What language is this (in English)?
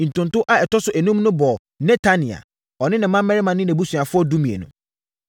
Akan